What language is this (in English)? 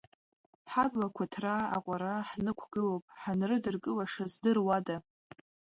Abkhazian